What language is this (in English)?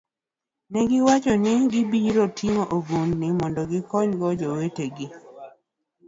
Luo (Kenya and Tanzania)